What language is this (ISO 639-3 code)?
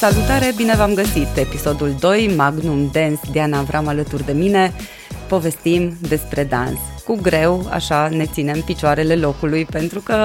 ron